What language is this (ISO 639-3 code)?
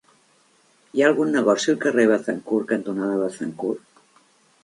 cat